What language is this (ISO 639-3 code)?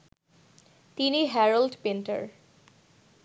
ben